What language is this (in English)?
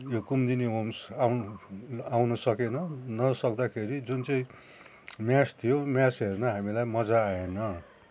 Nepali